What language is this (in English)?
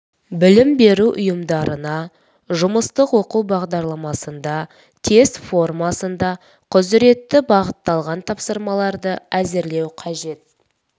Kazakh